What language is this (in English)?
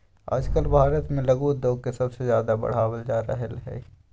Magahi